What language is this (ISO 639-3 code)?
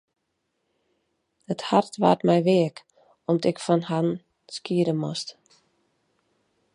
fry